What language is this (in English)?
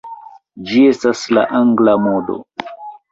Esperanto